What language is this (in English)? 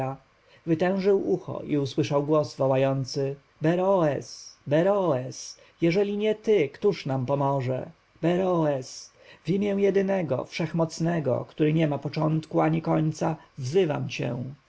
Polish